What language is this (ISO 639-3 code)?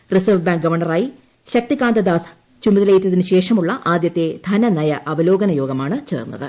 mal